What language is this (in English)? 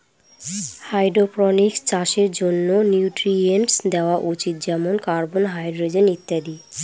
Bangla